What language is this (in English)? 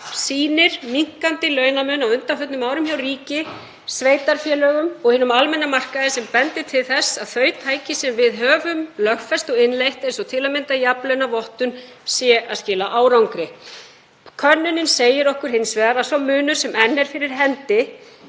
Icelandic